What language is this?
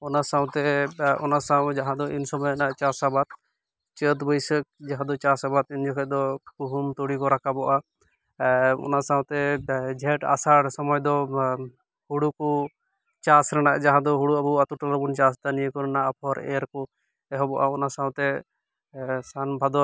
Santali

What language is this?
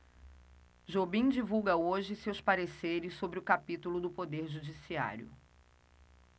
Portuguese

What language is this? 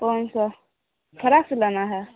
Maithili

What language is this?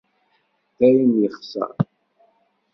Kabyle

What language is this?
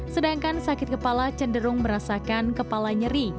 Indonesian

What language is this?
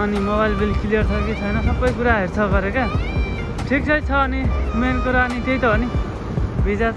Turkish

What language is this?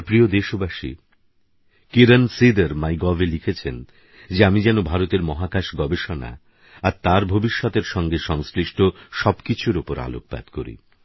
Bangla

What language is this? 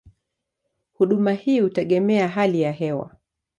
Swahili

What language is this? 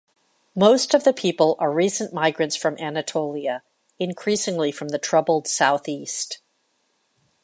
English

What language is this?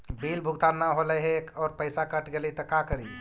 Magahi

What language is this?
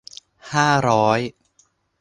Thai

